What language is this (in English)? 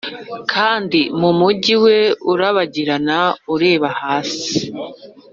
Kinyarwanda